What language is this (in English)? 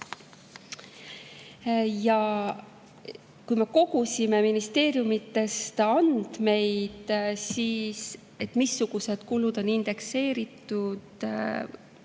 Estonian